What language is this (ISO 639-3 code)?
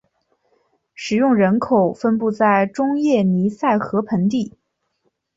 zho